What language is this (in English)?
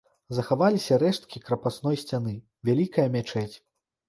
Belarusian